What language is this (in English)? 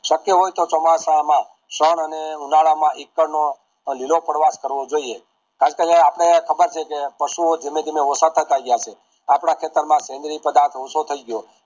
Gujarati